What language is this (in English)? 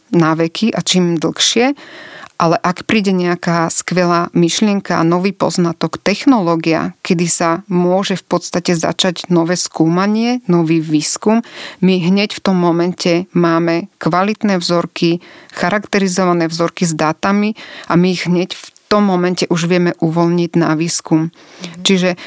Slovak